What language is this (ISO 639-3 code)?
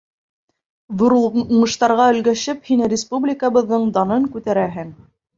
bak